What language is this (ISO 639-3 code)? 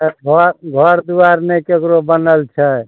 mai